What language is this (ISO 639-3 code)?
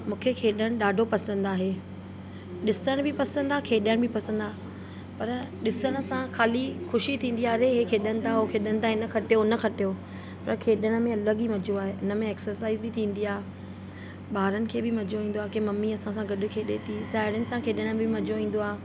snd